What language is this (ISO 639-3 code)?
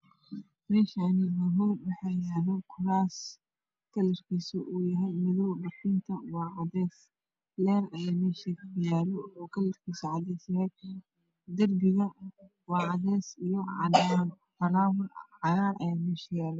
som